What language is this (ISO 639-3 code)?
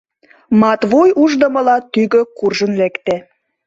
chm